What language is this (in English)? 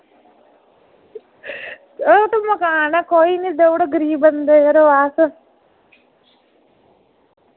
Dogri